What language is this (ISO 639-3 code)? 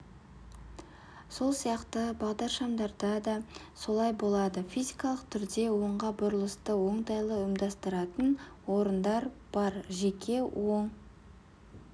kaz